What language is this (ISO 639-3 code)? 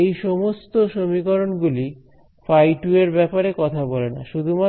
ben